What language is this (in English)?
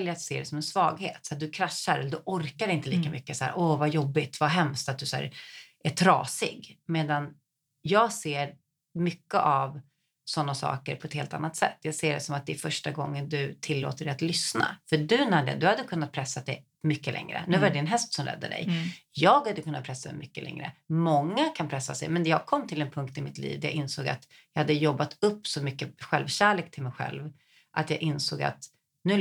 Swedish